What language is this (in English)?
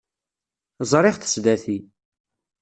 Kabyle